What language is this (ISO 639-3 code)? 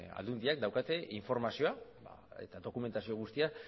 eus